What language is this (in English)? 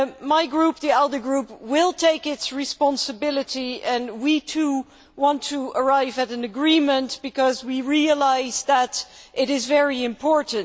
English